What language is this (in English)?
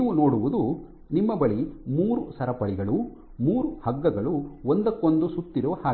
Kannada